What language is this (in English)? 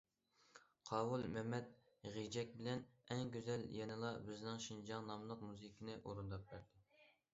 Uyghur